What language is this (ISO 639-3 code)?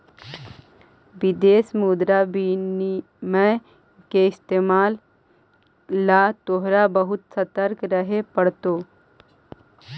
mag